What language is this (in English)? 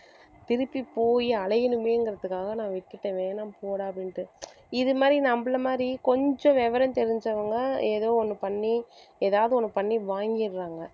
Tamil